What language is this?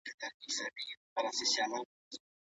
Pashto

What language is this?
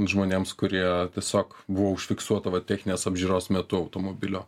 Lithuanian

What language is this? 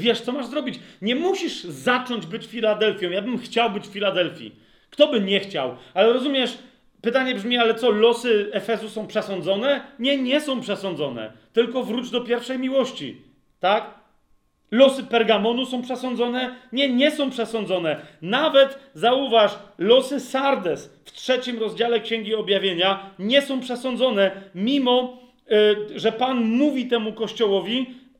Polish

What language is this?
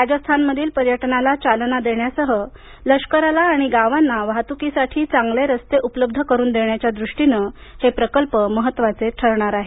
Marathi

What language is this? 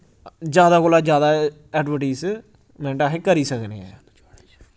Dogri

